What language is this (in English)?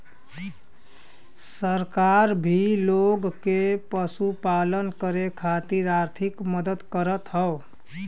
Bhojpuri